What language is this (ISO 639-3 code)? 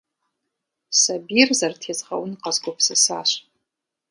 kbd